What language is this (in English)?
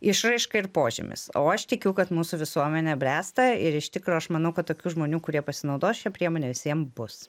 Lithuanian